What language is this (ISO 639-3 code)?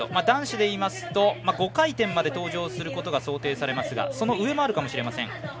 jpn